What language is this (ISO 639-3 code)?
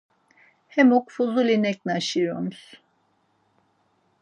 lzz